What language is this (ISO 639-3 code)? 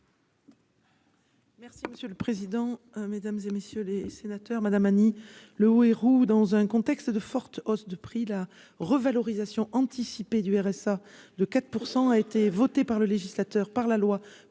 fra